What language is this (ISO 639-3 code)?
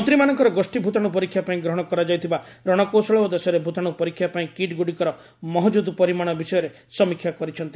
ori